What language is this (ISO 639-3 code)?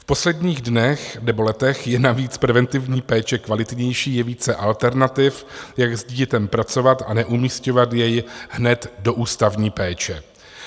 ces